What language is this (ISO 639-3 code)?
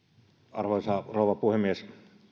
fin